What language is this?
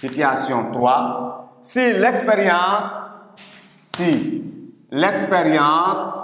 French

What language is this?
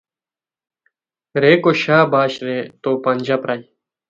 Khowar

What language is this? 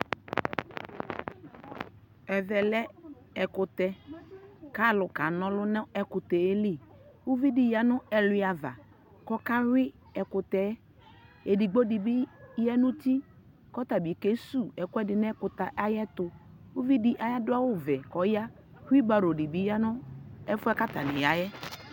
Ikposo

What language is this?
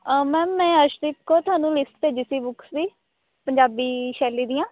Punjabi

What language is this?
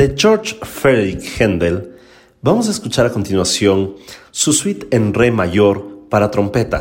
Spanish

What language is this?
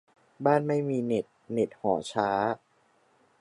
Thai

